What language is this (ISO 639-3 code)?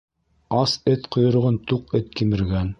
bak